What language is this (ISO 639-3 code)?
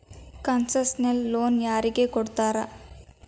kan